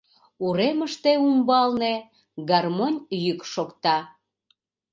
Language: Mari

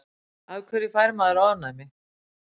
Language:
Icelandic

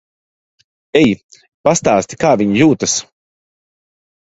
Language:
Latvian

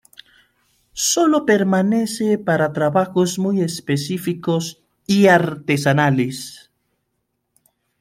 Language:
Spanish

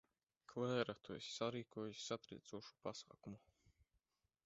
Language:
Latvian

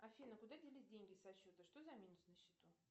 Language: Russian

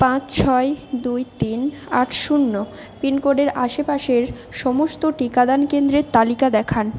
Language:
Bangla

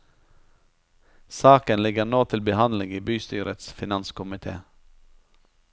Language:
Norwegian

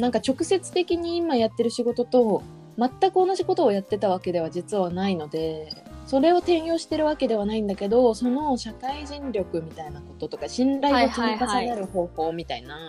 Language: Japanese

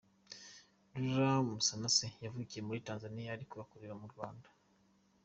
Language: Kinyarwanda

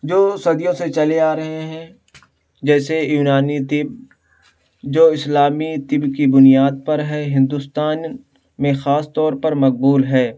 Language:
Urdu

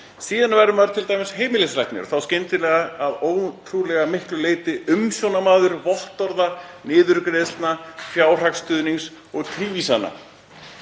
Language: Icelandic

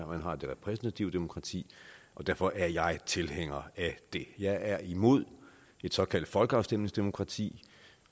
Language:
Danish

